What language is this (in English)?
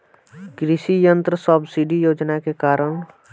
Bhojpuri